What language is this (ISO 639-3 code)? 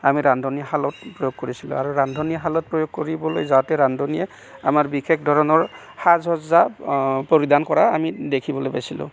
asm